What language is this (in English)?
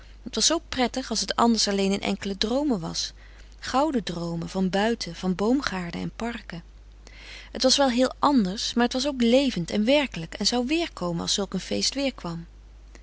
Dutch